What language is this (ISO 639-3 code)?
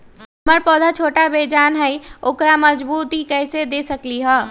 mag